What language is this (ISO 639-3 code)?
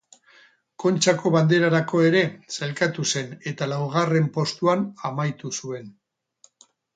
eus